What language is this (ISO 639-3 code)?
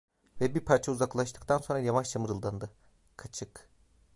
tur